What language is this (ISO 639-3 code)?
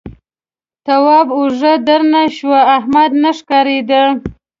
pus